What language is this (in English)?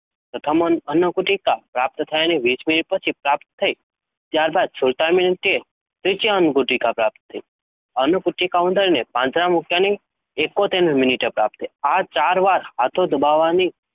Gujarati